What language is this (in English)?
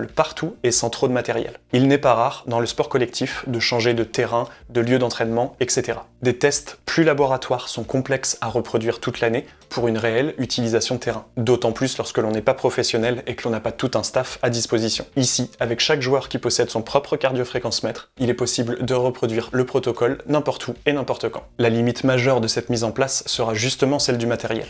French